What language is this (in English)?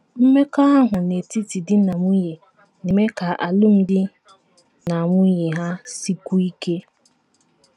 Igbo